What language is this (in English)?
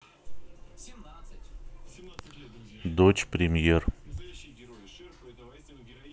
Russian